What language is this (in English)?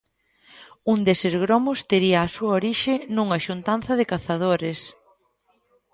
Galician